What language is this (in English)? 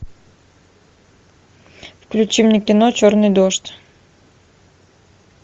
Russian